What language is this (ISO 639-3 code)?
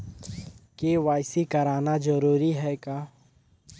hne